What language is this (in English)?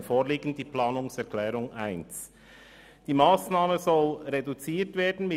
Swiss German